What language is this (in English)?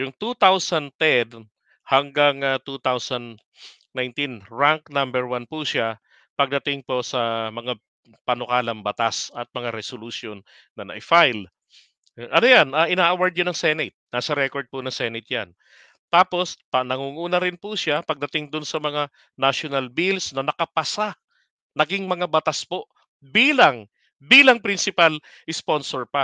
Filipino